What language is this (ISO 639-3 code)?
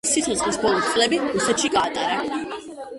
kat